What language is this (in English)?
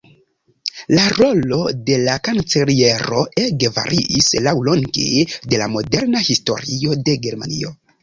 Esperanto